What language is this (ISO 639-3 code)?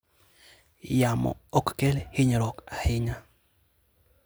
luo